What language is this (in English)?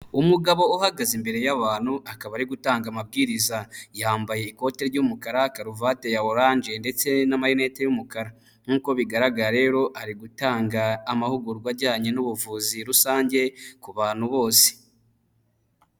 Kinyarwanda